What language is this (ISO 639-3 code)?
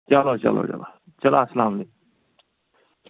kas